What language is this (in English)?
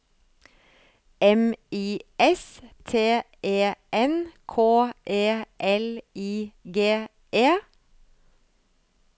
Norwegian